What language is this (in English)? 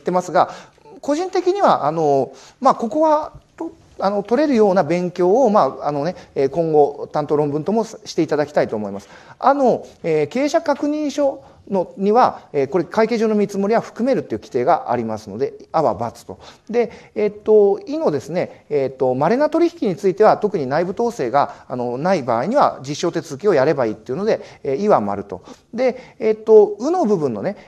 Japanese